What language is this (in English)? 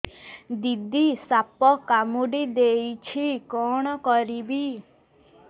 Odia